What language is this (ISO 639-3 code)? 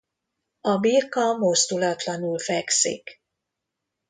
hun